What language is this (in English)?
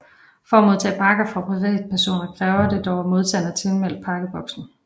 Danish